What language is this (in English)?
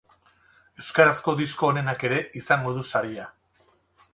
Basque